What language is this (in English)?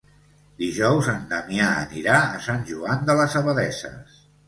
Catalan